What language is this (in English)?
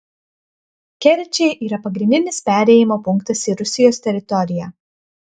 Lithuanian